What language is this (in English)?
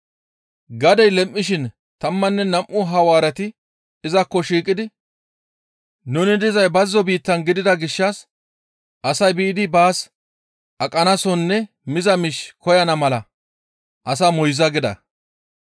Gamo